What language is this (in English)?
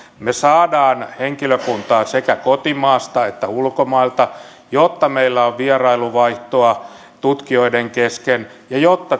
Finnish